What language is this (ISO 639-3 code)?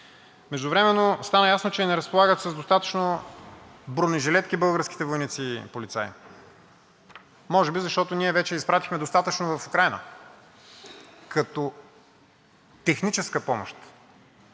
bul